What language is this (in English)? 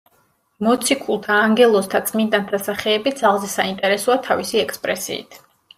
Georgian